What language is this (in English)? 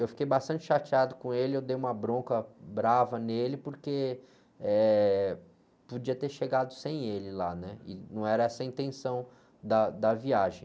Portuguese